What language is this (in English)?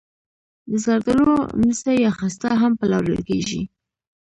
Pashto